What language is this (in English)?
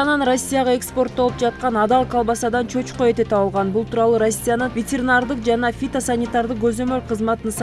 Turkish